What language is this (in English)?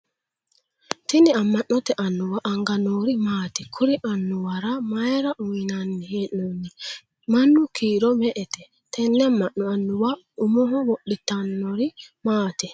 Sidamo